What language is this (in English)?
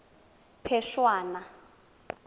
Tswana